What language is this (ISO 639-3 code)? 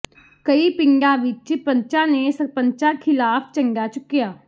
pan